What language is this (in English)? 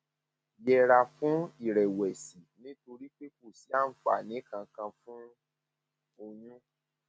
Yoruba